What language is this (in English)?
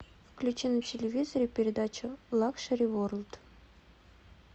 Russian